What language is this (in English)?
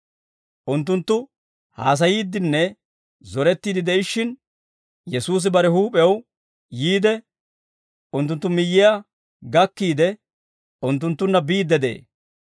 Dawro